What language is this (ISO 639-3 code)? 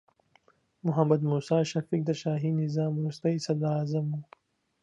pus